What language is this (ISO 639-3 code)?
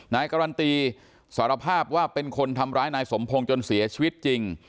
tha